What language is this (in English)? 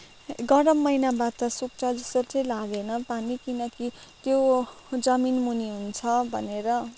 Nepali